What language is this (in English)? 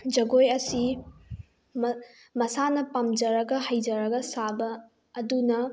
Manipuri